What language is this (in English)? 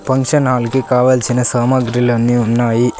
Telugu